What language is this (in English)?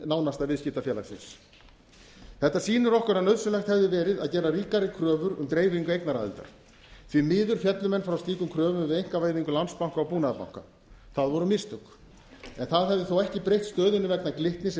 Icelandic